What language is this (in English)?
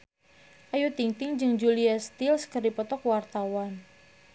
Sundanese